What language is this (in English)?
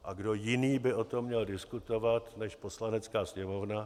Czech